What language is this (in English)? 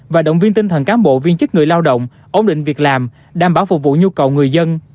Vietnamese